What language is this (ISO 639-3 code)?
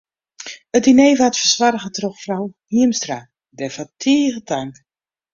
fry